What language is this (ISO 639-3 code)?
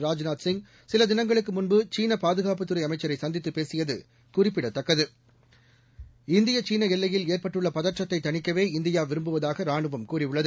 tam